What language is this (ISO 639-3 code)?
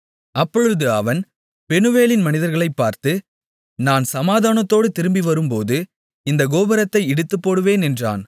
tam